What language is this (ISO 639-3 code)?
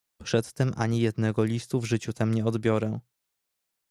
pol